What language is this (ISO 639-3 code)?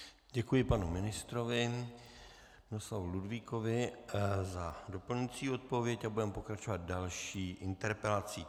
ces